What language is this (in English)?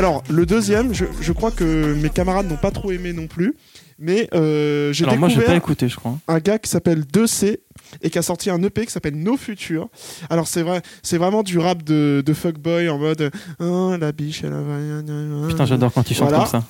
French